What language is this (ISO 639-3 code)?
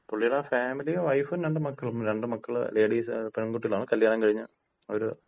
mal